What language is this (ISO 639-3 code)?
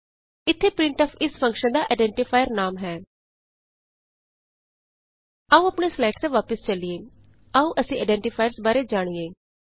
pan